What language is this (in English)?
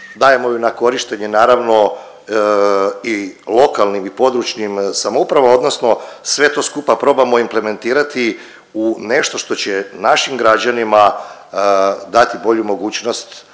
Croatian